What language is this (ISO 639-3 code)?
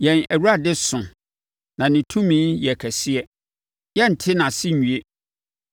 aka